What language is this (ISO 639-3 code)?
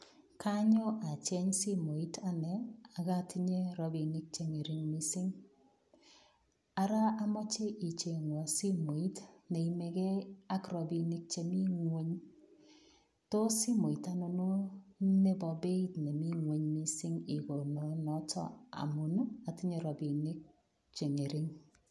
kln